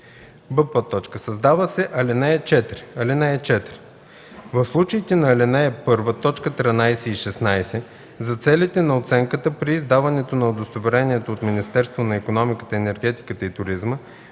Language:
Bulgarian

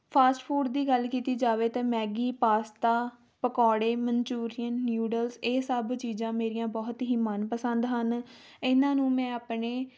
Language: Punjabi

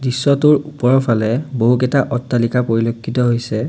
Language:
Assamese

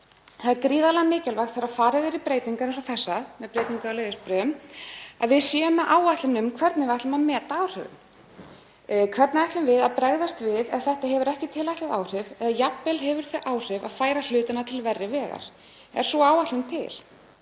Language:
Icelandic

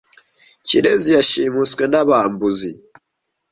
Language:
Kinyarwanda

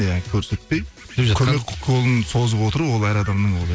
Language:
Kazakh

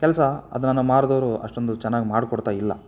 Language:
Kannada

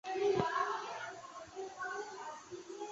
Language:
Chinese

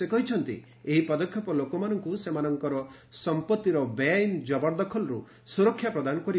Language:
Odia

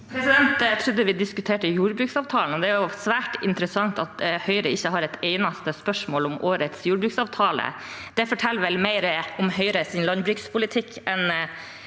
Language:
Norwegian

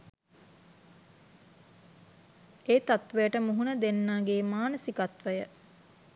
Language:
Sinhala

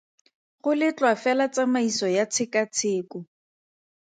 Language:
Tswana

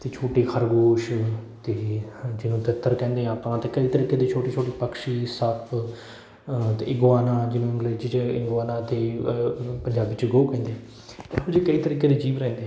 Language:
Punjabi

